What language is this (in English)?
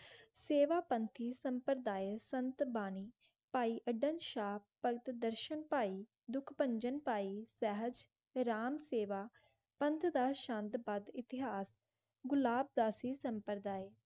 Punjabi